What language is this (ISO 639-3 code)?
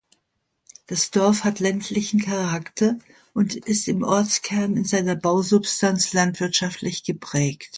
deu